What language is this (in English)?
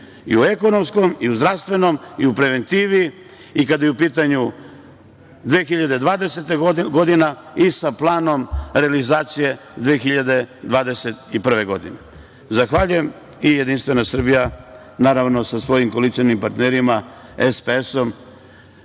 Serbian